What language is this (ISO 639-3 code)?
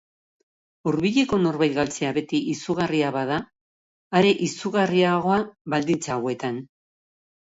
eus